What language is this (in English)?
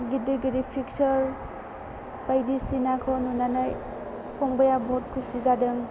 Bodo